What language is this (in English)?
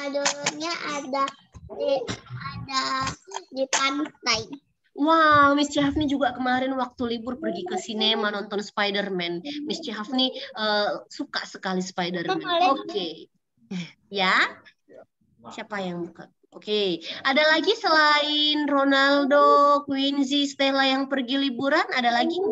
Indonesian